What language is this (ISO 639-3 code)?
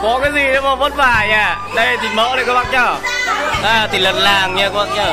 vie